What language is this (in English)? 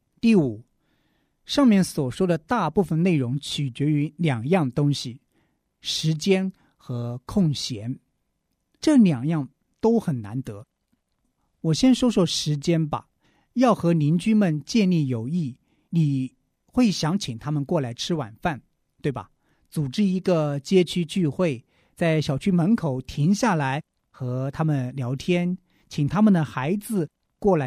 Chinese